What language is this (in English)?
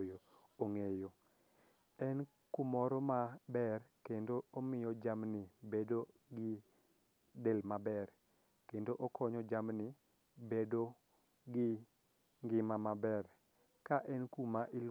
Luo (Kenya and Tanzania)